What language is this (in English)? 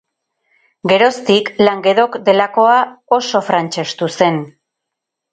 Basque